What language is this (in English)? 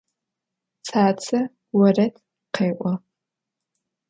Adyghe